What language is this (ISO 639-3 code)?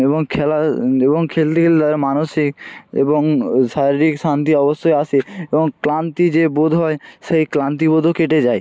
ben